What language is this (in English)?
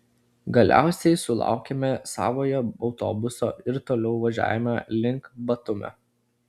Lithuanian